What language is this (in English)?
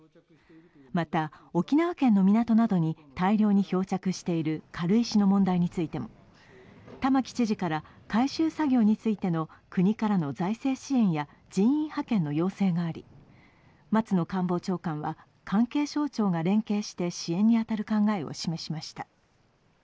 Japanese